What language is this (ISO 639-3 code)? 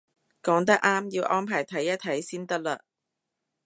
yue